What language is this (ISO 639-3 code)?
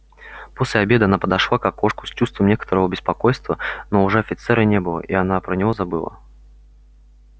rus